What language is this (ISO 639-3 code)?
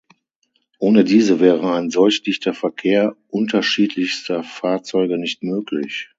deu